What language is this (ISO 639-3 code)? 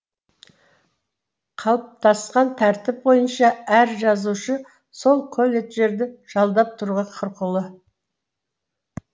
kaz